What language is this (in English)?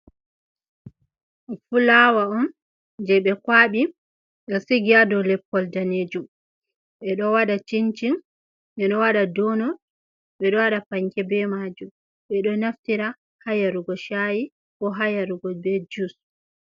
Fula